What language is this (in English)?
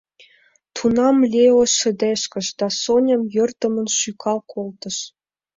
Mari